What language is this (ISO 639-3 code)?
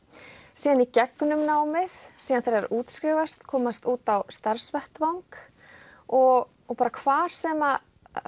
isl